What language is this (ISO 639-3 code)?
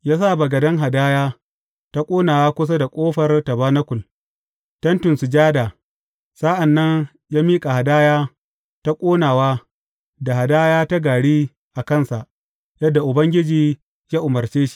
hau